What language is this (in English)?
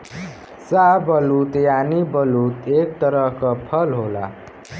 Bhojpuri